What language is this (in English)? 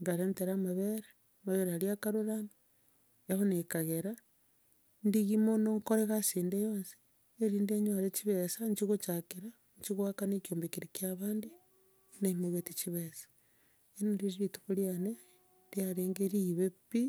Gusii